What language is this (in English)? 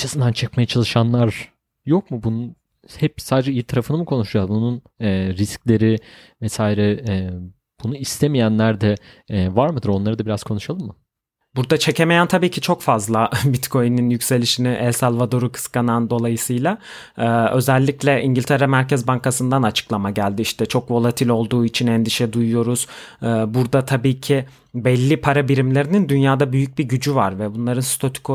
Turkish